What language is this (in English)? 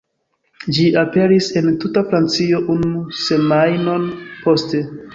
Esperanto